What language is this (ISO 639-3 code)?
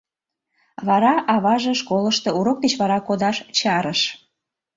chm